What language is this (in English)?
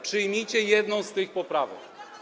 Polish